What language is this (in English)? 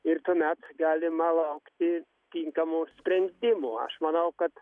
Lithuanian